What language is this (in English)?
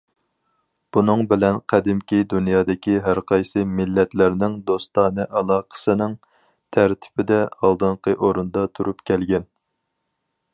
Uyghur